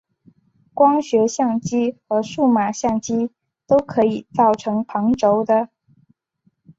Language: Chinese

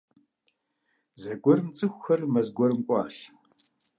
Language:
Kabardian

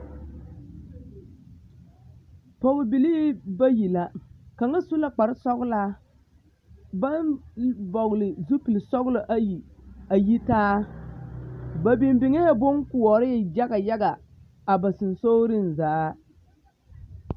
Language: Southern Dagaare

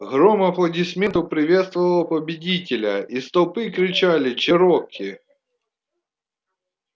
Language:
Russian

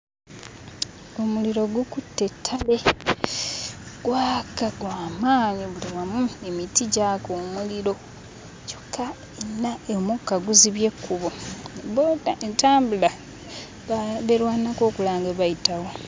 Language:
Ganda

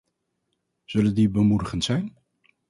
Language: Dutch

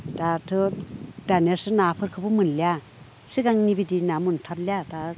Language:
Bodo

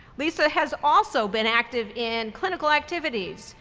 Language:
English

